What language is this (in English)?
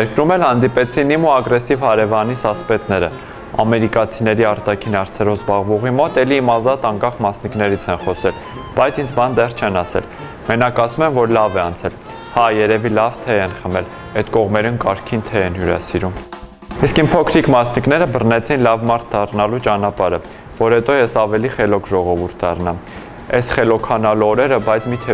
Turkish